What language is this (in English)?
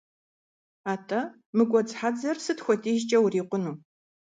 Kabardian